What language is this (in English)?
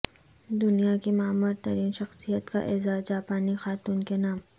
Urdu